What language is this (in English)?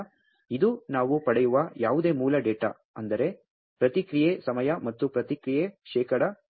Kannada